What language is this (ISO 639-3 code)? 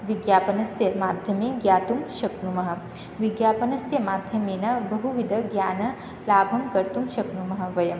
san